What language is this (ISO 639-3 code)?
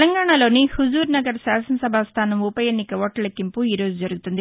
tel